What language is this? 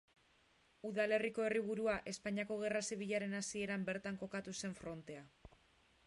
Basque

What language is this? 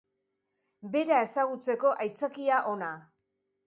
Basque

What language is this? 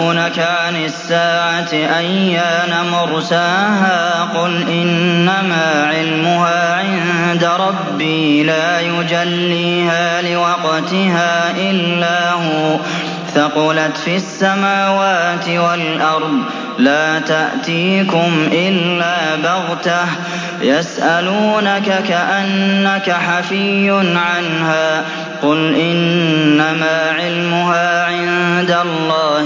Arabic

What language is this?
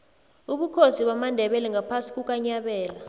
South Ndebele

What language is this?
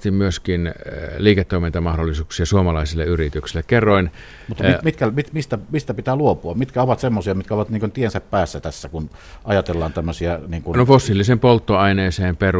Finnish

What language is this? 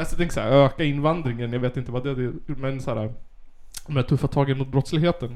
Swedish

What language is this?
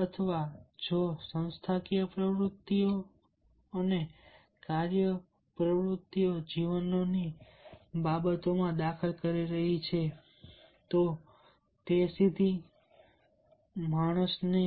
Gujarati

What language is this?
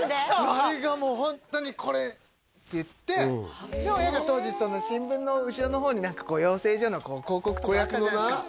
Japanese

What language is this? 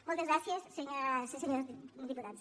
Catalan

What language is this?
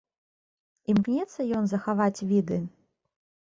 Belarusian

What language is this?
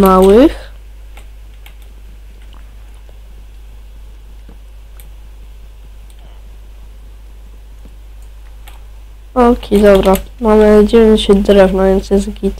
Polish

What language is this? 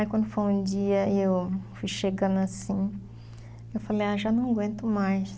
Portuguese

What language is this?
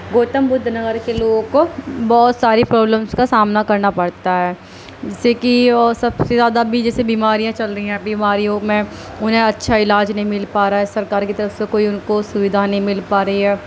Urdu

